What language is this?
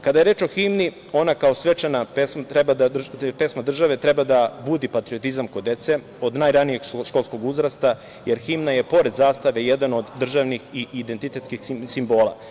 Serbian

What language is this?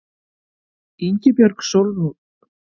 Icelandic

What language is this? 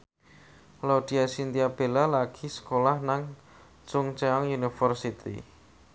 Javanese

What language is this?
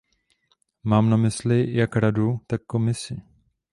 Czech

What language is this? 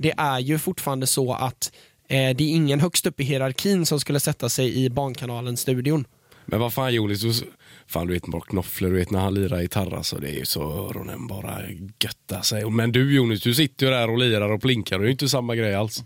Swedish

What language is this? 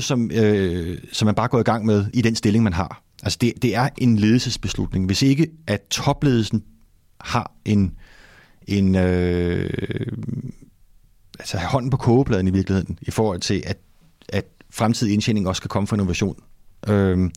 Danish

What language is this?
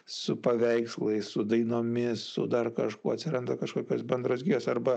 Lithuanian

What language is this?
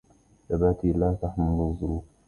Arabic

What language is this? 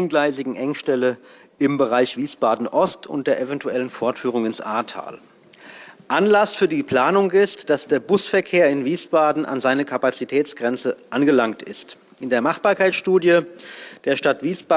German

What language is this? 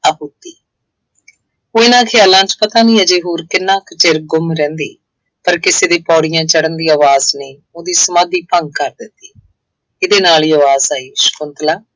Punjabi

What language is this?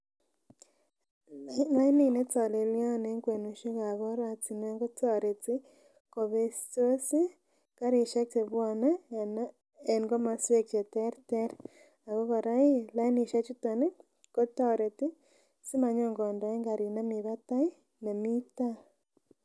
Kalenjin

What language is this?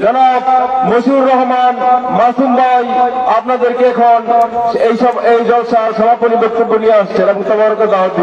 Arabic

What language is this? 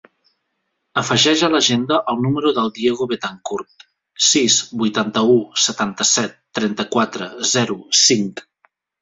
Catalan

